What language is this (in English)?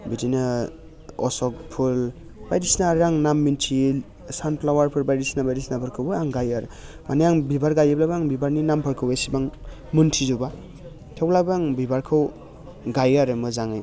Bodo